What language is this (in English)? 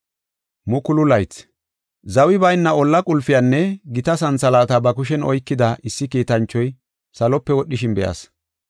Gofa